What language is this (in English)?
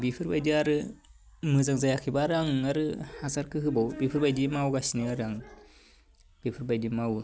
Bodo